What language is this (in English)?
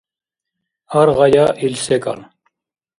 Dargwa